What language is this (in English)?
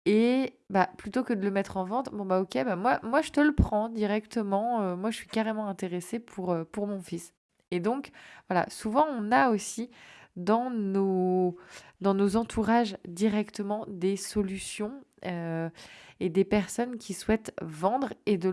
French